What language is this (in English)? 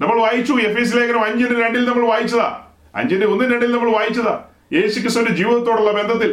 Malayalam